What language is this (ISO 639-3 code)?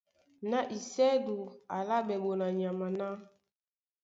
dua